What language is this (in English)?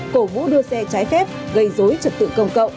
Vietnamese